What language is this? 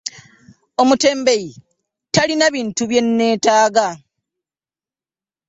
Ganda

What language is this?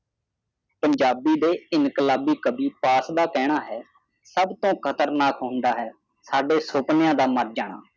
Punjabi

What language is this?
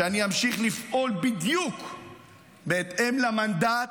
Hebrew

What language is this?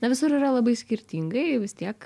Lithuanian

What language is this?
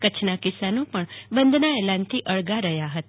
Gujarati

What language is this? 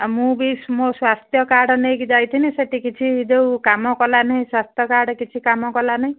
Odia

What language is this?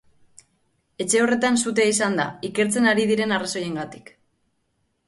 Basque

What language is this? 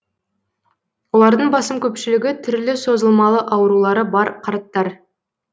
Kazakh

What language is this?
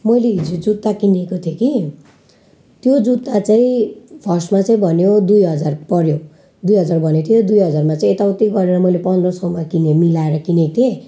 Nepali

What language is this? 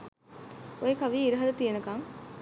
Sinhala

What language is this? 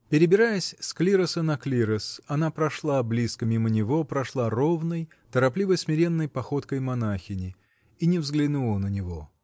Russian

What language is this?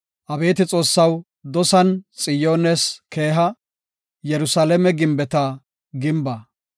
Gofa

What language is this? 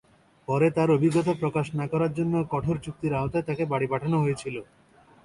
Bangla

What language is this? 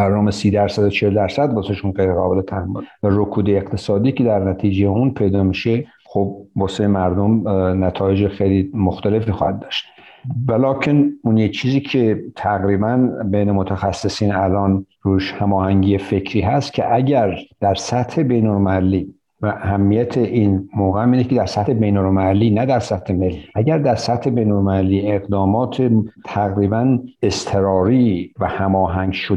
Persian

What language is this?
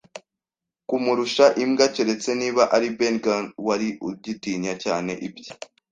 Kinyarwanda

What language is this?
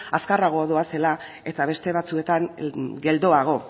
Basque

